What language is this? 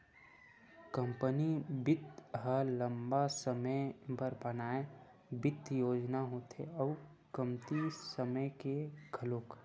Chhattisgarhi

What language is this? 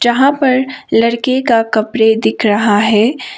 Hindi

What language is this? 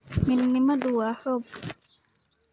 Somali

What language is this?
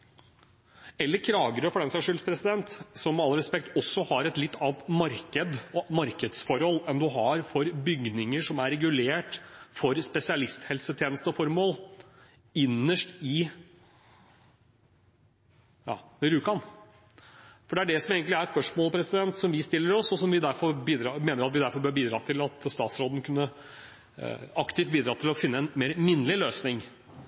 Norwegian Bokmål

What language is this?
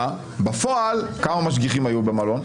Hebrew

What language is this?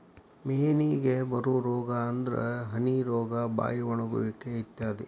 Kannada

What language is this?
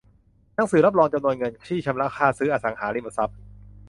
Thai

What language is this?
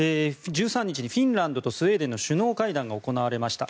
Japanese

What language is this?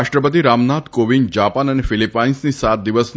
Gujarati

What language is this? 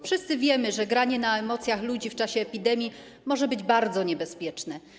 Polish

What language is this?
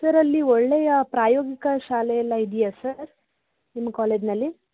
Kannada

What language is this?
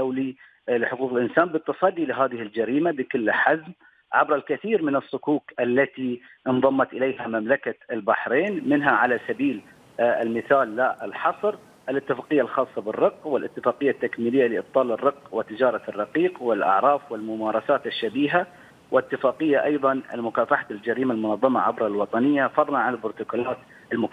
Arabic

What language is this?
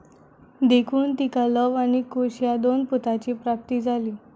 Konkani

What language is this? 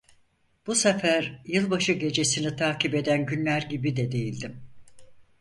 Turkish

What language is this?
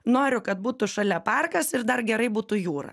Lithuanian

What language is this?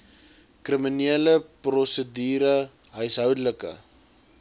Afrikaans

